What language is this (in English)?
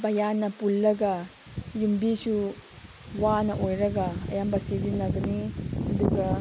Manipuri